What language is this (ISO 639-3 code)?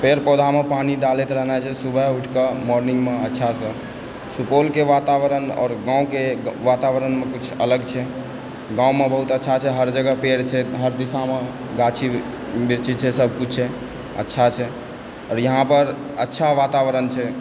mai